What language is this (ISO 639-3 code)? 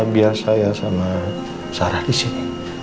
ind